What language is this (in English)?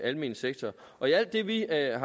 Danish